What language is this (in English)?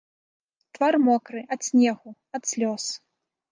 Belarusian